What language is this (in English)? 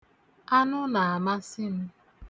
Igbo